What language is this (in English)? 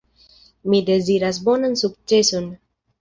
Esperanto